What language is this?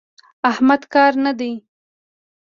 Pashto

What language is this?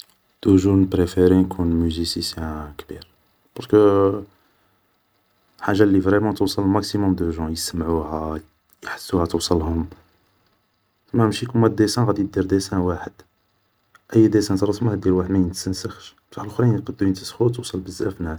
Algerian Arabic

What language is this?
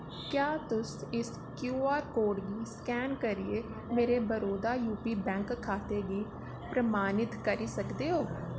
Dogri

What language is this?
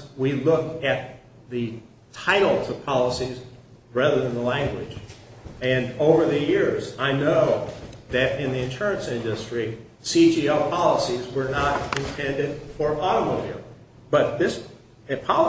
English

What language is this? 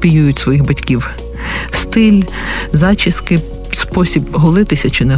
Ukrainian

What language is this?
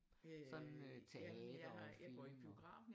Danish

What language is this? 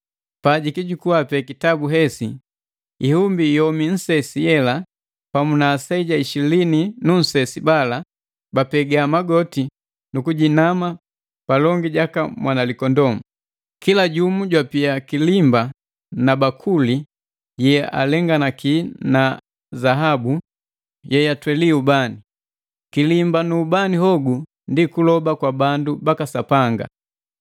Matengo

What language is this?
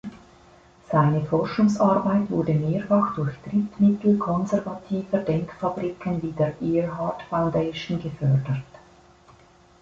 German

